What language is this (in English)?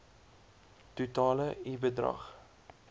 Afrikaans